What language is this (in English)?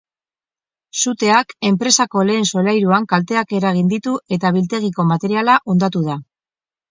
Basque